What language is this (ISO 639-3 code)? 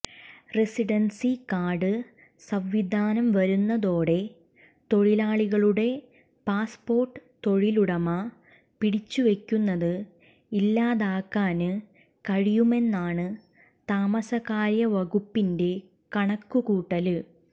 mal